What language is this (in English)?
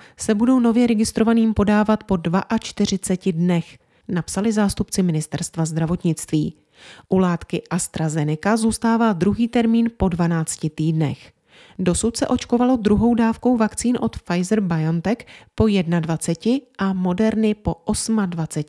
Czech